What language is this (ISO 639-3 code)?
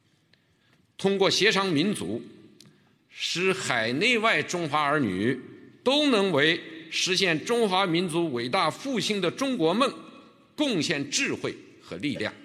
zho